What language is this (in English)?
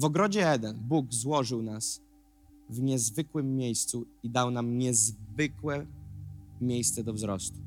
Polish